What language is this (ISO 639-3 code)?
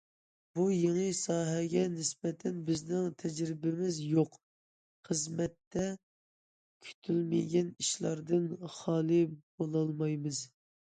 uig